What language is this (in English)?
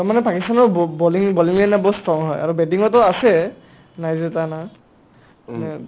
Assamese